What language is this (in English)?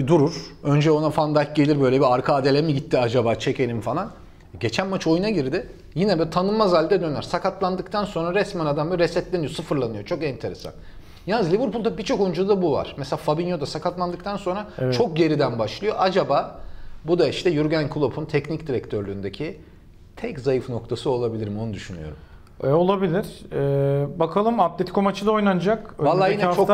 Turkish